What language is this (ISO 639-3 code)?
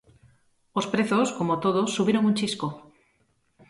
glg